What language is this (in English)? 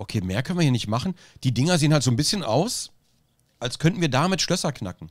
German